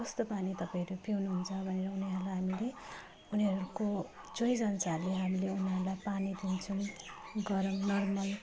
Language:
Nepali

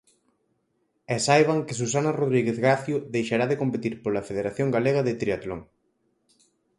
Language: Galician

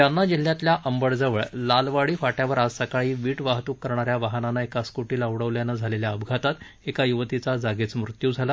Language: Marathi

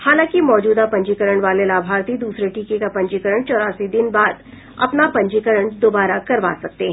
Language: Hindi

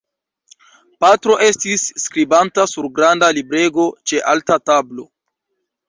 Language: Esperanto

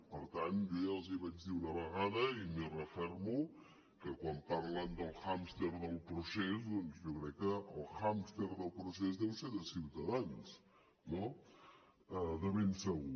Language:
Catalan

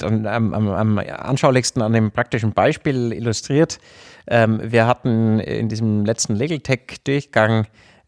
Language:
German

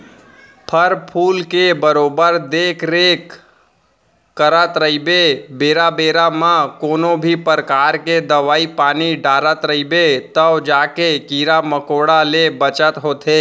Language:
Chhattisgarhi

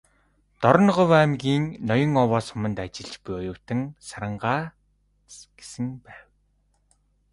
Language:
Mongolian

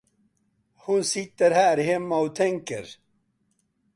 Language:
Swedish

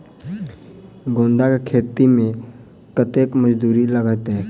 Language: Maithili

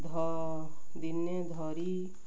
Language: Odia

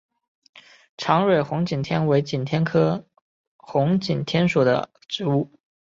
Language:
Chinese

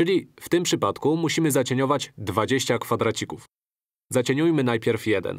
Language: Polish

